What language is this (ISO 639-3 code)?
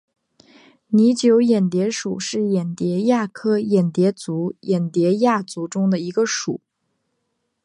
zho